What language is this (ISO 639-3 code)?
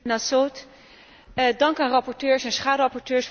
nld